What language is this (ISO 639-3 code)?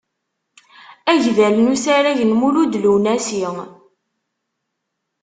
kab